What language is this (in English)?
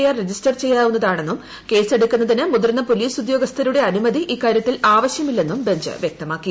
Malayalam